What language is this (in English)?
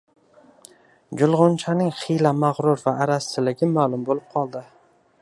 Uzbek